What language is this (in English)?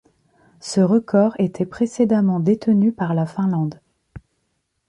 French